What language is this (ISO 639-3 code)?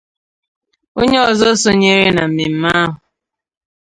ibo